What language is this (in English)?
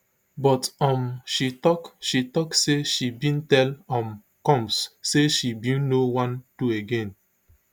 Nigerian Pidgin